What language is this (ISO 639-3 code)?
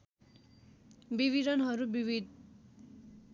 nep